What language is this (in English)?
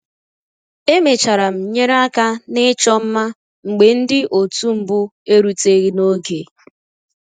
Igbo